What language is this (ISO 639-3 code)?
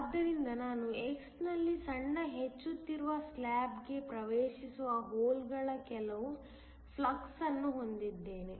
kan